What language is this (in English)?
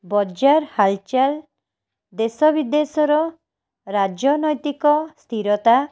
Odia